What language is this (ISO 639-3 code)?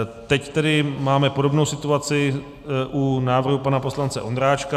ces